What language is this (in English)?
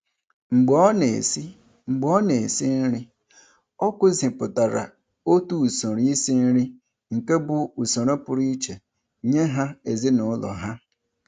Igbo